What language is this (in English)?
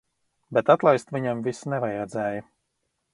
Latvian